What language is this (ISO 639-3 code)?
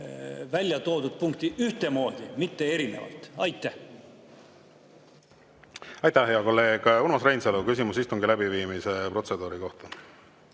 est